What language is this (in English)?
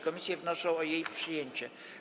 Polish